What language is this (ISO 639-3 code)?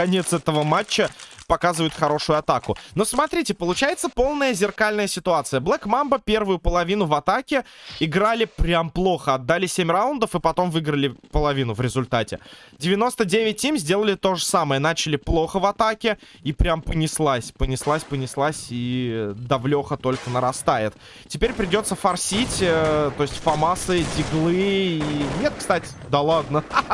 rus